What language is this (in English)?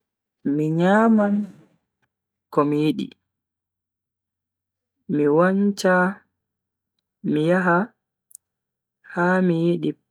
Bagirmi Fulfulde